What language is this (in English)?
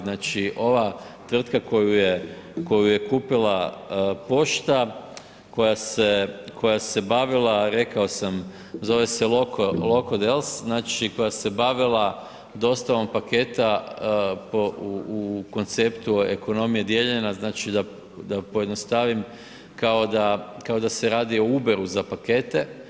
Croatian